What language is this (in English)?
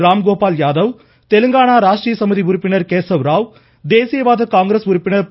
Tamil